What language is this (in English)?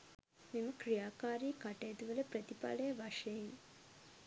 Sinhala